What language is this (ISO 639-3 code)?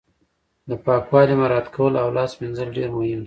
pus